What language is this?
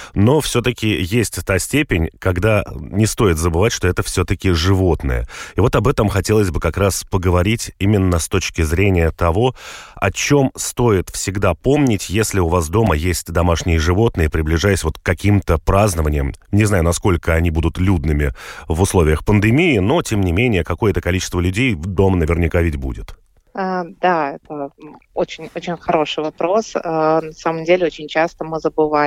Russian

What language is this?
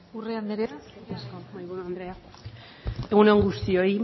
Basque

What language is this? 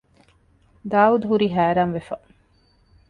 Divehi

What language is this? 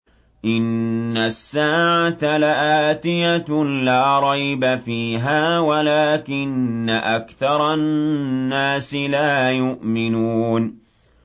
Arabic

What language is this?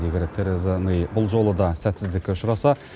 Kazakh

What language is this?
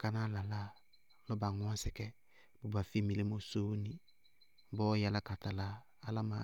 Bago-Kusuntu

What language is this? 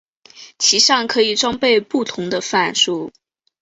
Chinese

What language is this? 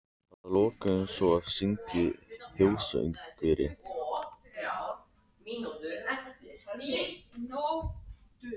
Icelandic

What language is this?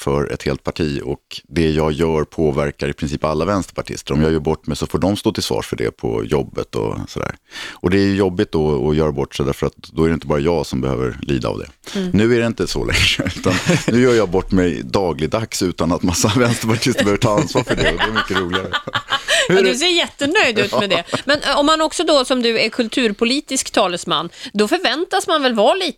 Swedish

